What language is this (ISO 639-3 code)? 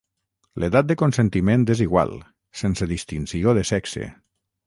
cat